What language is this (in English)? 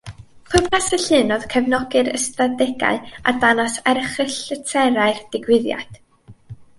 Welsh